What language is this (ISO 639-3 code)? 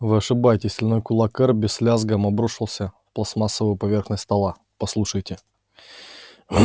rus